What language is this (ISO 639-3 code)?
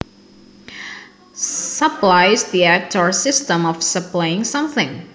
jav